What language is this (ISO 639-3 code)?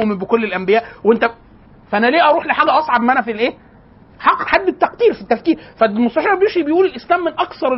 ara